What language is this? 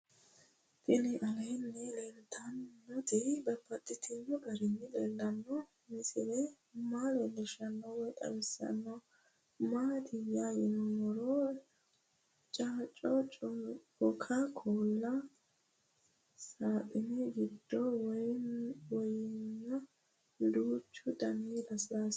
Sidamo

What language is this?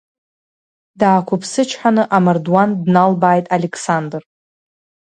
Abkhazian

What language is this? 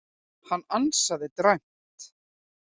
Icelandic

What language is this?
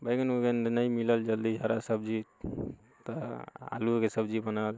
Maithili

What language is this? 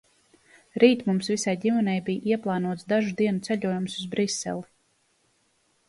Latvian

